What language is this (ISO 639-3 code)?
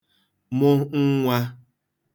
ibo